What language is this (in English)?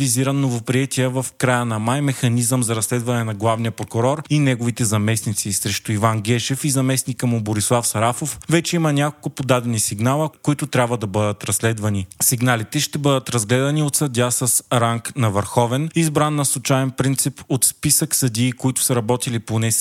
Bulgarian